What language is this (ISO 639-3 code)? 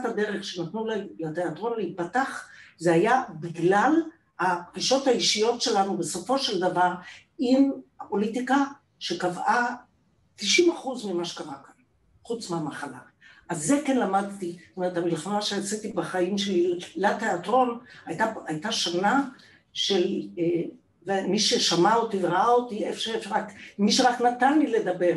heb